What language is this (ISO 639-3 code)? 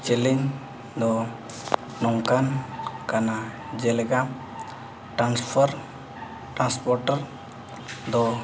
sat